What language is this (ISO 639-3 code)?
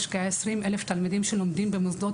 heb